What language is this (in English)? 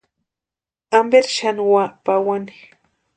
Western Highland Purepecha